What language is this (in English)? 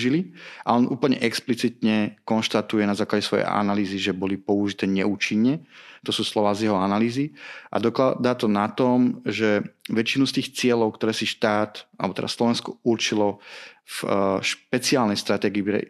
Slovak